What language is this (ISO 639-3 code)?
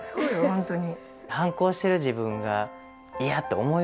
jpn